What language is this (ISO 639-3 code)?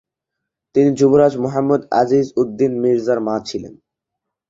ben